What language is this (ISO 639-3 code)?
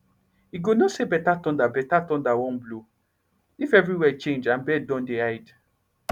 pcm